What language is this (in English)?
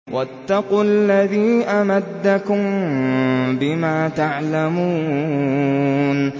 Arabic